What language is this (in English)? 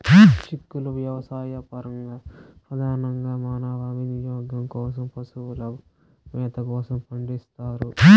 Telugu